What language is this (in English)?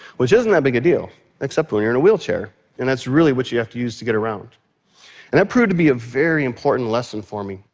English